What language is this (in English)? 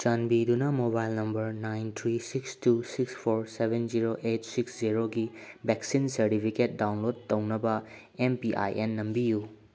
Manipuri